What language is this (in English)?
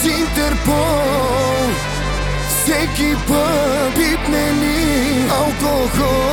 Bulgarian